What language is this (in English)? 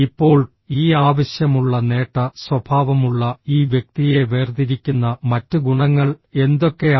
Malayalam